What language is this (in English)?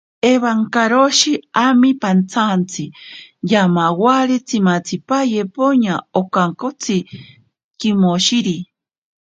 Ashéninka Perené